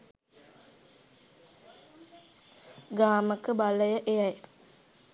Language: Sinhala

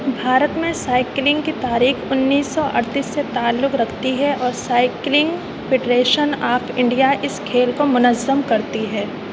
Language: Urdu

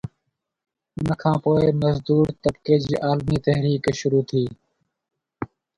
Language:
Sindhi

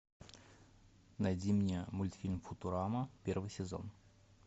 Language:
Russian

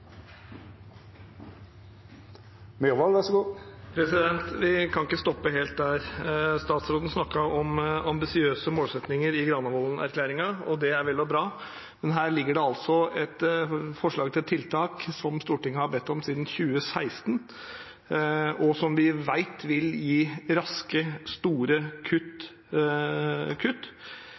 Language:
Norwegian Bokmål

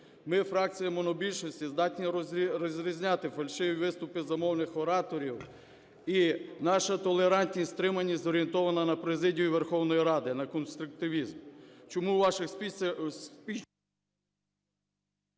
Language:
Ukrainian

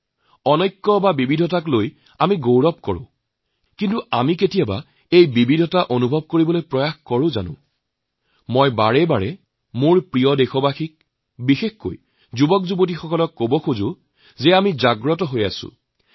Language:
Assamese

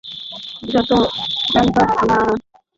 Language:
Bangla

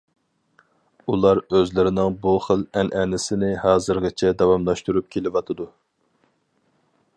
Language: Uyghur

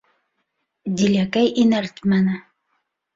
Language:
Bashkir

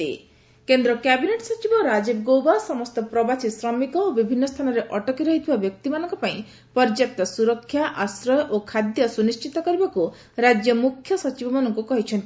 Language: Odia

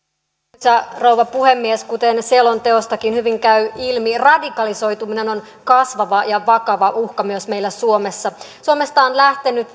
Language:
Finnish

